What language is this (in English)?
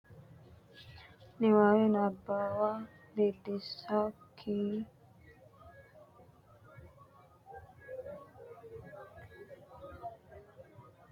Sidamo